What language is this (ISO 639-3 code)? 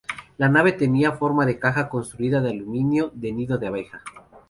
spa